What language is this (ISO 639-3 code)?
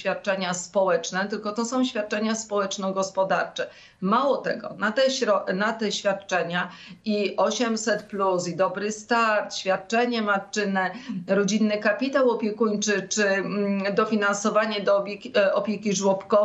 pol